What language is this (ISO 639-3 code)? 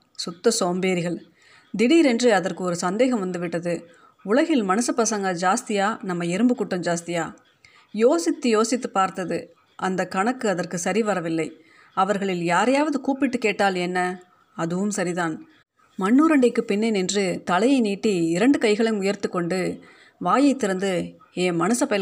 tam